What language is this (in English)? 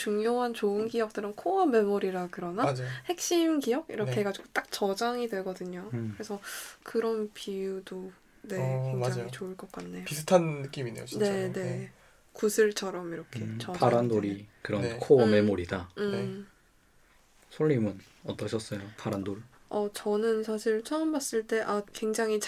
Korean